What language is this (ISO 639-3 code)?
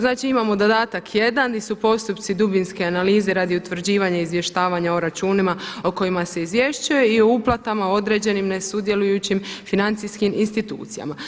hrv